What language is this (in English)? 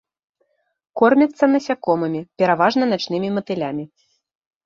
Belarusian